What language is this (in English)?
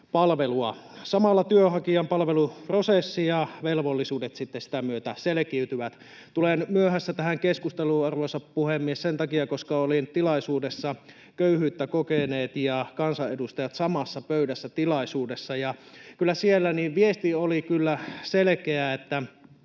Finnish